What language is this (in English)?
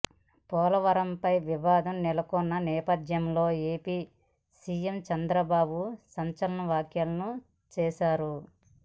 Telugu